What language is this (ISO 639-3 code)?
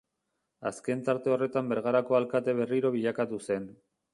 eus